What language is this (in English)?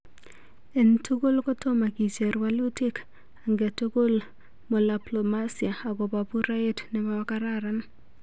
Kalenjin